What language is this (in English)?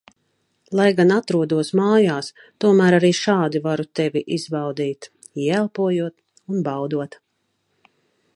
Latvian